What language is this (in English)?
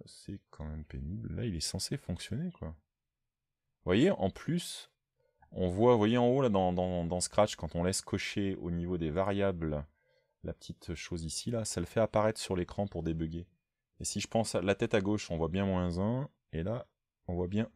French